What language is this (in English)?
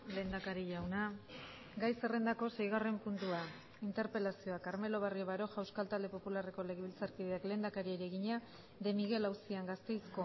Basque